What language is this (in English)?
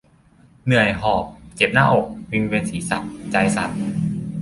Thai